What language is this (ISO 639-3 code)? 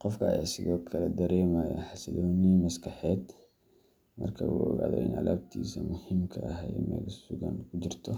som